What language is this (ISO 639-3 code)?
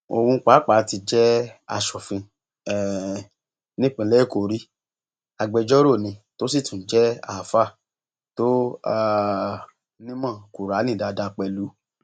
yor